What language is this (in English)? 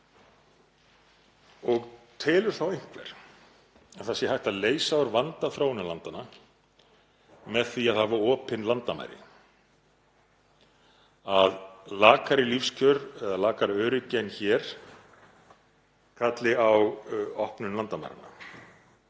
Icelandic